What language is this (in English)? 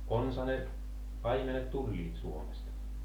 Finnish